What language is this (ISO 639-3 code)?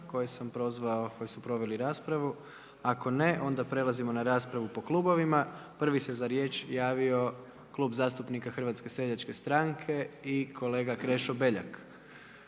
hrv